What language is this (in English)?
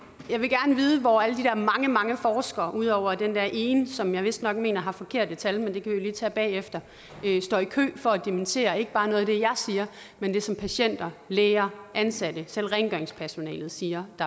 Danish